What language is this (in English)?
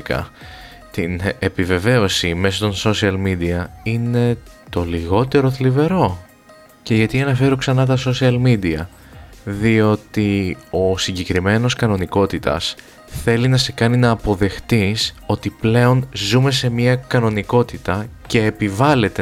Greek